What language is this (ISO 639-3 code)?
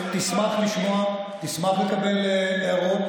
heb